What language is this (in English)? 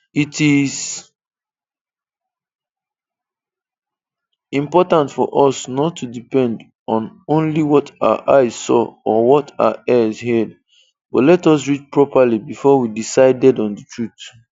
Igbo